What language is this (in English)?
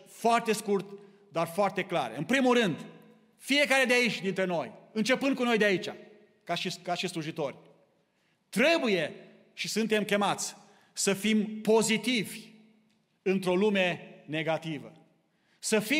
Romanian